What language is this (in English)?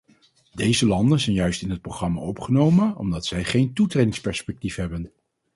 Dutch